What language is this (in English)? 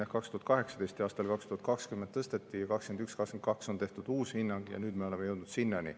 Estonian